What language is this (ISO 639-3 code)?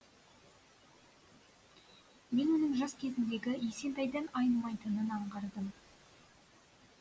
kaz